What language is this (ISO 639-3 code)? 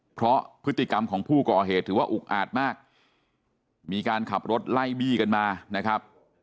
tha